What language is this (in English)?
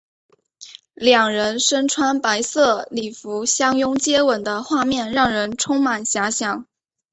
Chinese